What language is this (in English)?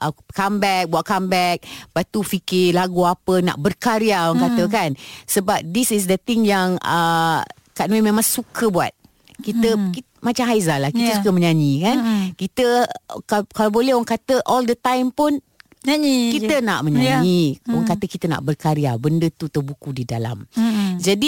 Malay